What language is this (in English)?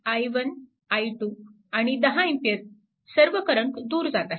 Marathi